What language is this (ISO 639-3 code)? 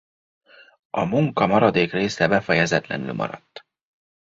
hun